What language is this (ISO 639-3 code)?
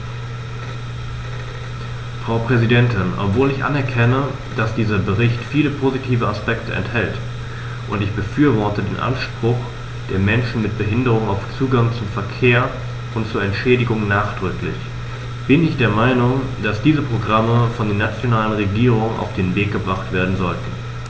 deu